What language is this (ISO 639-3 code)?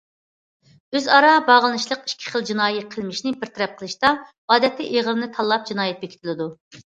uig